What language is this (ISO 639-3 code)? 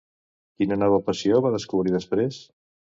cat